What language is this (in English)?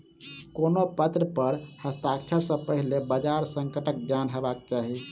Maithili